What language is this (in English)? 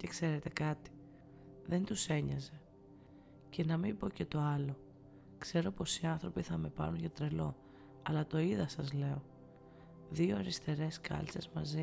Greek